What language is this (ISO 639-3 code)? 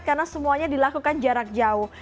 ind